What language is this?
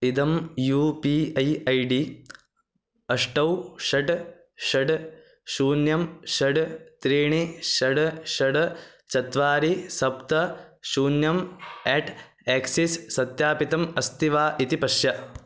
Sanskrit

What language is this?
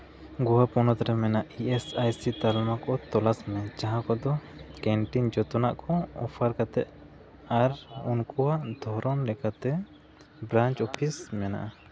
Santali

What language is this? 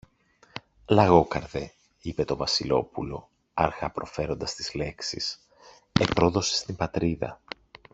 Greek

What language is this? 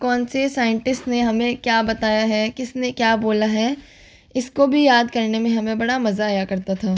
Hindi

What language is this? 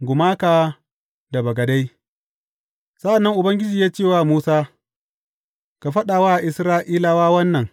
Hausa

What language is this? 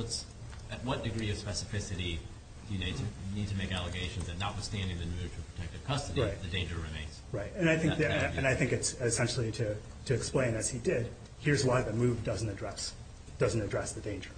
English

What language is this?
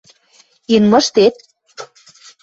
Western Mari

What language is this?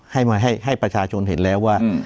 Thai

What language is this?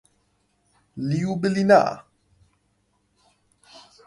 Persian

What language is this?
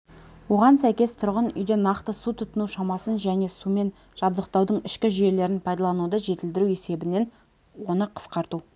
Kazakh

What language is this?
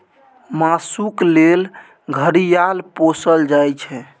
Maithili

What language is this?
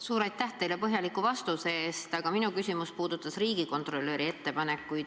Estonian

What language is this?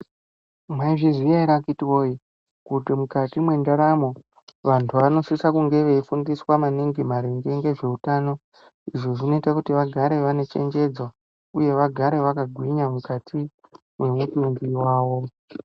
Ndau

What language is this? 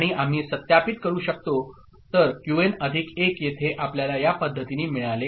Marathi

